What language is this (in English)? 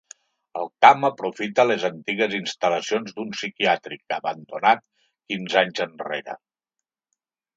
Catalan